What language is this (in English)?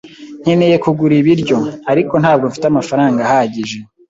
Kinyarwanda